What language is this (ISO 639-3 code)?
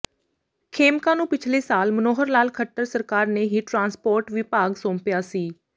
pan